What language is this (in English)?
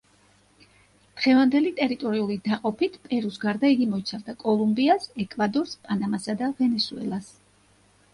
Georgian